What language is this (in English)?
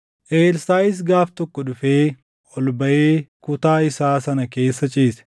Oromo